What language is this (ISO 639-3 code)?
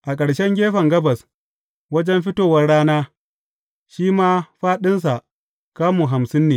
hau